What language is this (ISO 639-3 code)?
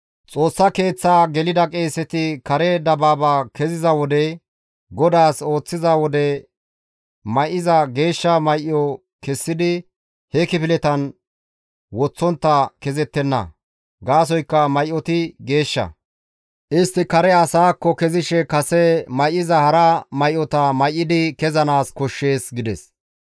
gmv